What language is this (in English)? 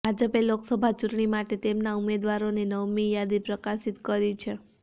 Gujarati